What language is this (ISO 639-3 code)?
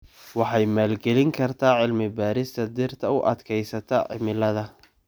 som